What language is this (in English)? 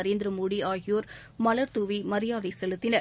Tamil